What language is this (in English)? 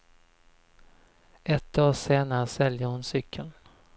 Swedish